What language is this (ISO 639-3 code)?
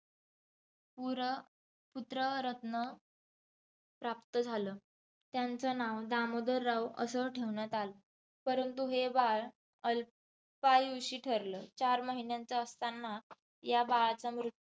mar